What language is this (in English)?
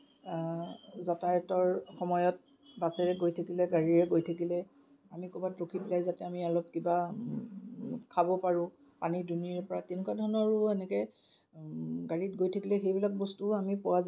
Assamese